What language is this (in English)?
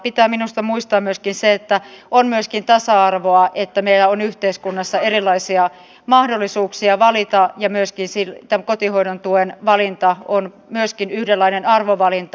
Finnish